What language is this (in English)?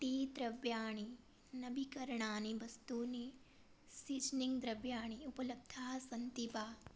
Sanskrit